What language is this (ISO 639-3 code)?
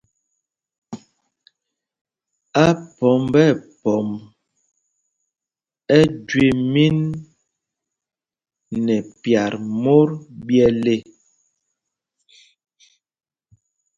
mgg